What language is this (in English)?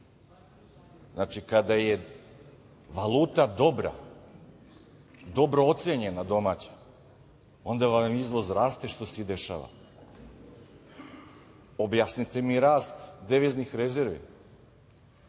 Serbian